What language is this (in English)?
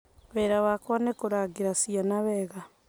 Kikuyu